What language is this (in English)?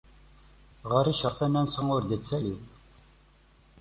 Kabyle